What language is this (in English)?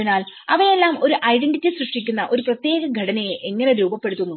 Malayalam